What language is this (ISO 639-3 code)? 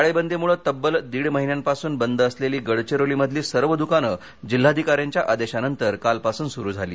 mar